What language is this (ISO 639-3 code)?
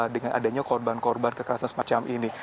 ind